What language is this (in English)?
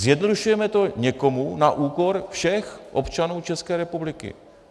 Czech